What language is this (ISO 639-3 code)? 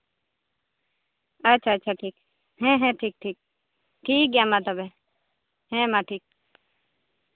sat